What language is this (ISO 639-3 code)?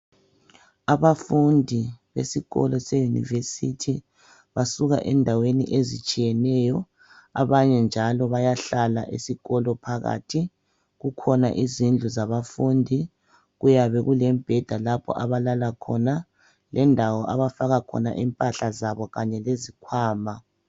nde